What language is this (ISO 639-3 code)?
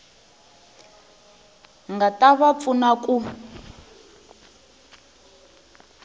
tso